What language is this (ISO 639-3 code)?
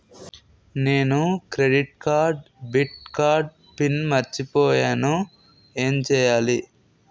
tel